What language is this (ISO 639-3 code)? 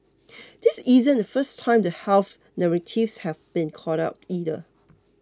eng